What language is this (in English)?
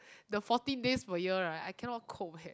English